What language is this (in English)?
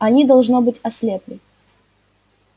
Russian